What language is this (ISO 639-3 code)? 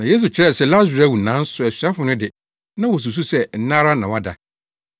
aka